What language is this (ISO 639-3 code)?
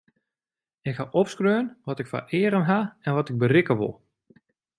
fry